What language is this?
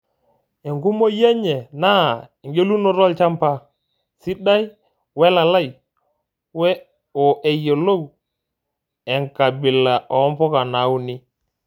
Masai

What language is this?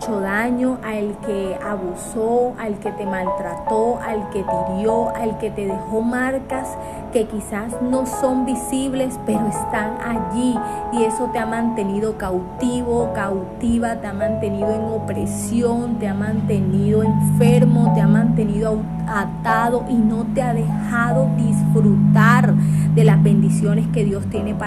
Spanish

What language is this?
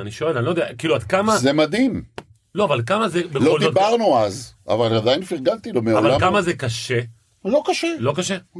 Hebrew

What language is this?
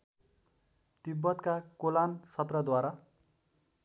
Nepali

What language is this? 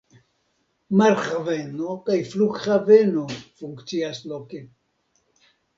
Esperanto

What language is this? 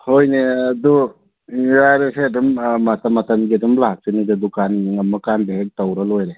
Manipuri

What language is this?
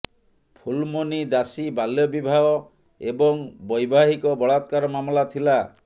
Odia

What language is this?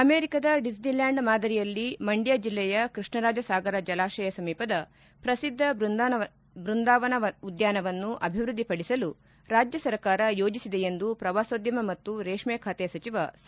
Kannada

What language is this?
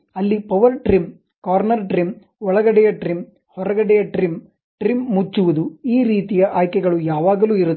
Kannada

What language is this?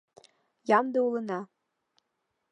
Mari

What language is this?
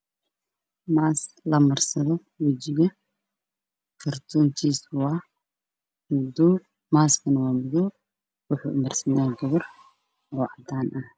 Somali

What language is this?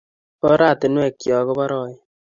Kalenjin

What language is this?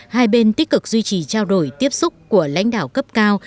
Vietnamese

